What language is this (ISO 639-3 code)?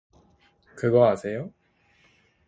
kor